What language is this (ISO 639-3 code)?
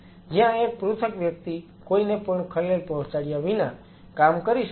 guj